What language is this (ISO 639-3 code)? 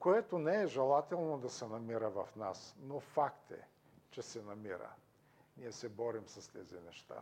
bul